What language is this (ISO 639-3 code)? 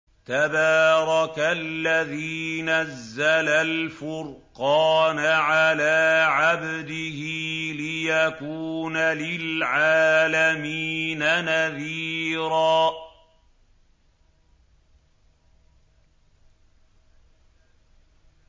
ara